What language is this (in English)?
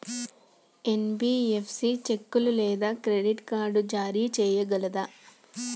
Telugu